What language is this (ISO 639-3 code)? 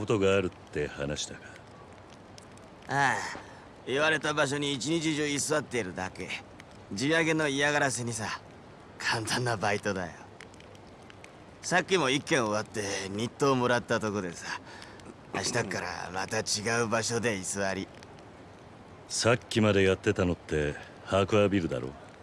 jpn